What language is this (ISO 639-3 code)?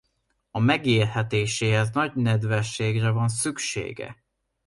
hun